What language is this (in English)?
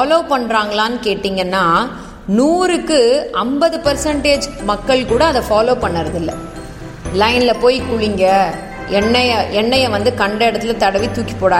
Tamil